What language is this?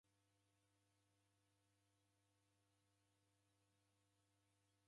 Taita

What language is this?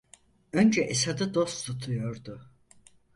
Turkish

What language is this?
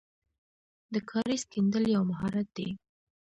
Pashto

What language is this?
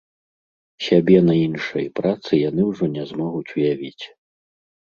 Belarusian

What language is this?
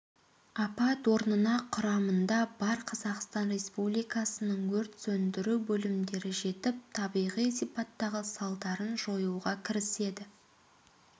Kazakh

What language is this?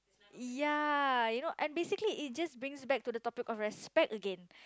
English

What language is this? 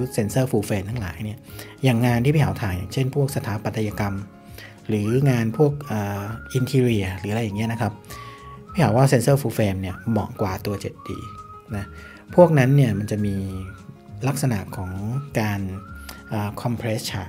Thai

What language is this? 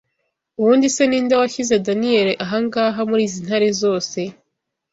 Kinyarwanda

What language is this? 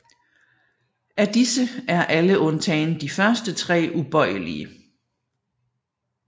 Danish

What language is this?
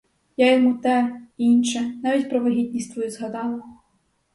Ukrainian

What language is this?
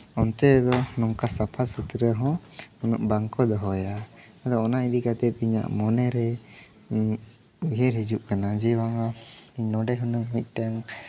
Santali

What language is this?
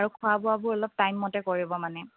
Assamese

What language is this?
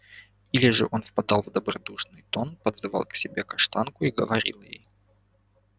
Russian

